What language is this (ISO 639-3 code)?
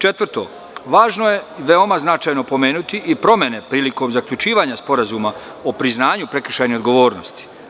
srp